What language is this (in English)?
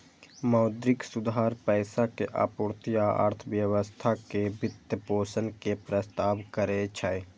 Maithili